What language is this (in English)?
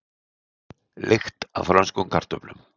Icelandic